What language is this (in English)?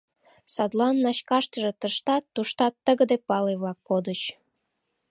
Mari